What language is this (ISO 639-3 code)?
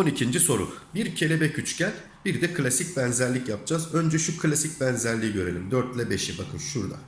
tur